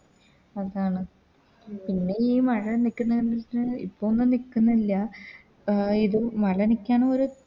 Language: Malayalam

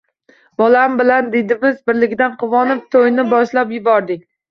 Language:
Uzbek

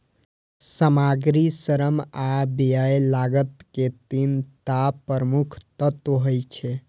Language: Maithili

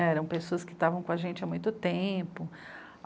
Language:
Portuguese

